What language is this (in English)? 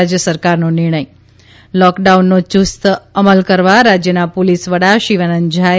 Gujarati